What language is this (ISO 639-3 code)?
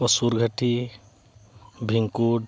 sat